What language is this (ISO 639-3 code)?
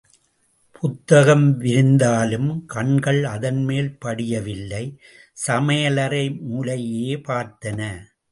tam